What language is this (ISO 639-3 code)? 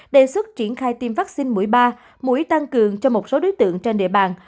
vie